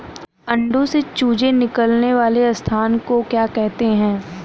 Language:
Hindi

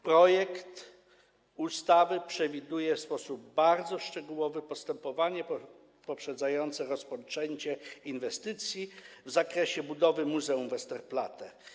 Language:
Polish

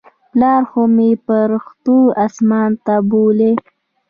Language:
Pashto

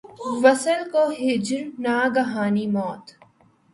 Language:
Urdu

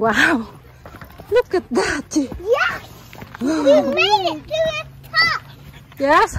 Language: Vietnamese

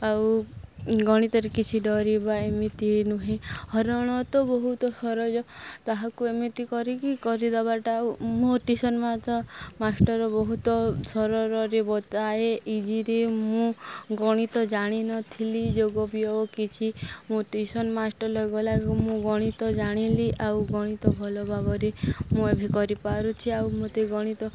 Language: Odia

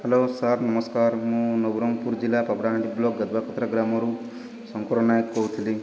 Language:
Odia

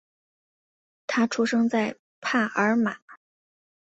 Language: Chinese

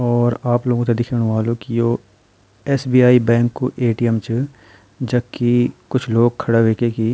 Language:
Garhwali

